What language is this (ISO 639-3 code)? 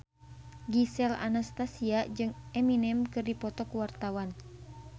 sun